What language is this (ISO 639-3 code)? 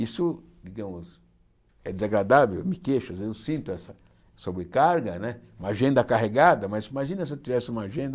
por